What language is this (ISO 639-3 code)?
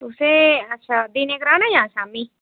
doi